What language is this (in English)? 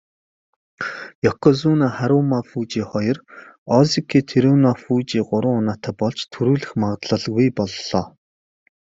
Mongolian